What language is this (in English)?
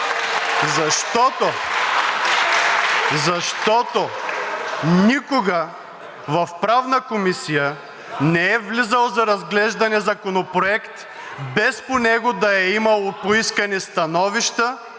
Bulgarian